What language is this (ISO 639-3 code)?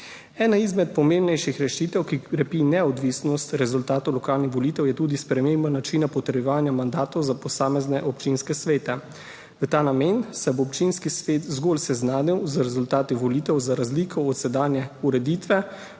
slv